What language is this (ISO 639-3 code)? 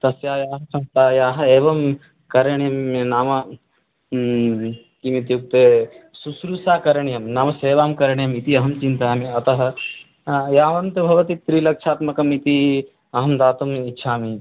san